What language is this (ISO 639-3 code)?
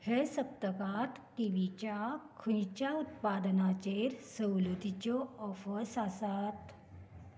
kok